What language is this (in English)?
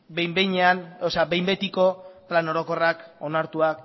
Basque